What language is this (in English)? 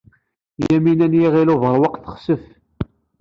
Kabyle